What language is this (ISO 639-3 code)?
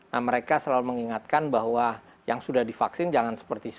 ind